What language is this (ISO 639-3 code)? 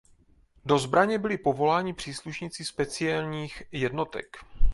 ces